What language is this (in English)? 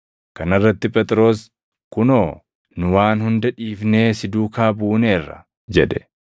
Oromo